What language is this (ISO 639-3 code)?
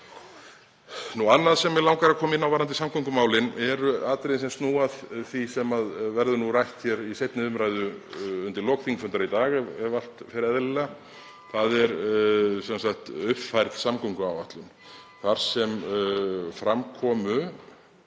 isl